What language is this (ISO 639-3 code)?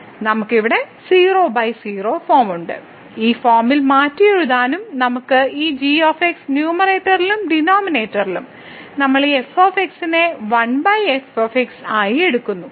mal